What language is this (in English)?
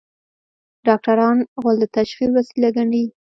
Pashto